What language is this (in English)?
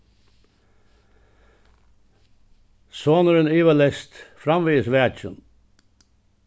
Faroese